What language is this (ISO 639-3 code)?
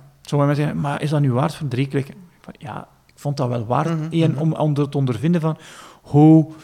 nld